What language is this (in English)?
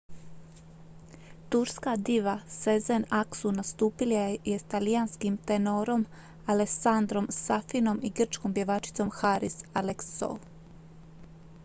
Croatian